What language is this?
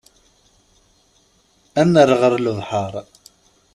Kabyle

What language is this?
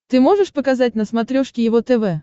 Russian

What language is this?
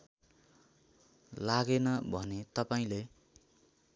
Nepali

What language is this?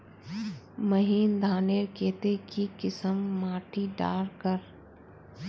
Magahi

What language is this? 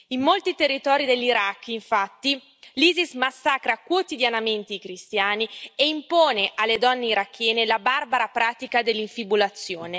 Italian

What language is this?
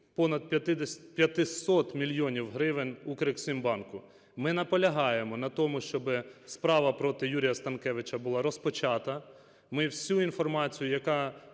Ukrainian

